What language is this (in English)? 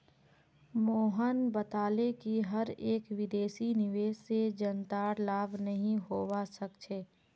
Magahi